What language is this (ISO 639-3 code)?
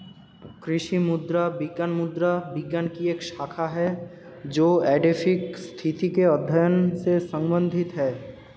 hin